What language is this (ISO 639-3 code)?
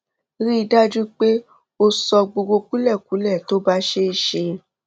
yor